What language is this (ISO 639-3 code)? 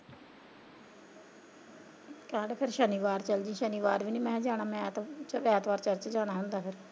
pan